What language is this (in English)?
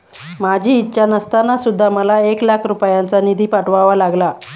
Marathi